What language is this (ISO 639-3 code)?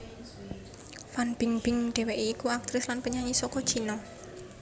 jav